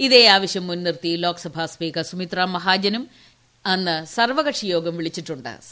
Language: Malayalam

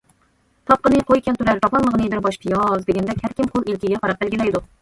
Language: Uyghur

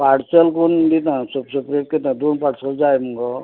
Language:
Konkani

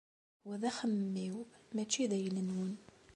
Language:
Kabyle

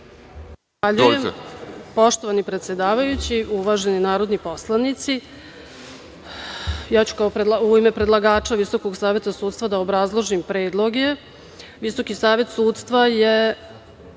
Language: Serbian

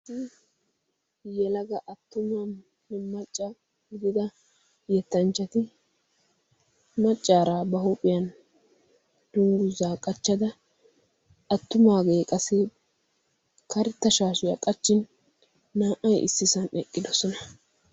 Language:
Wolaytta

